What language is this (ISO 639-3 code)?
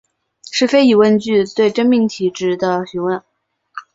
zho